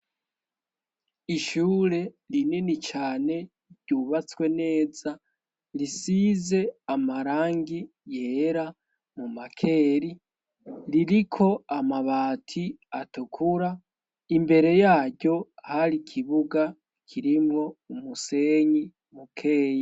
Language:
Rundi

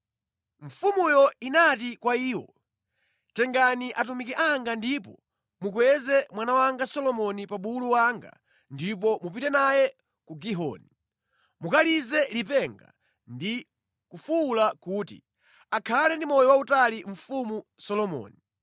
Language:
Nyanja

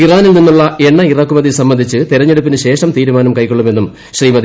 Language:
Malayalam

